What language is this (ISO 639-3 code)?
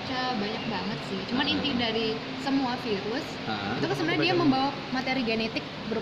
ind